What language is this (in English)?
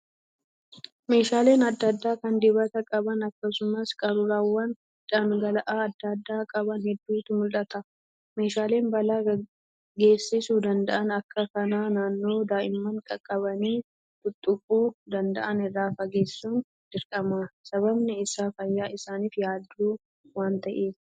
Oromo